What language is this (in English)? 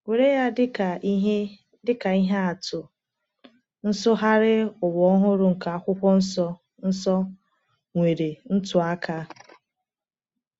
Igbo